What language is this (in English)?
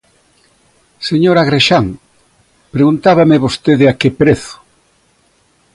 Galician